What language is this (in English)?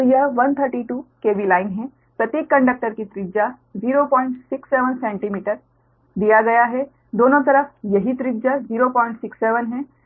Hindi